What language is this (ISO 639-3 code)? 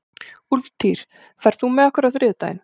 isl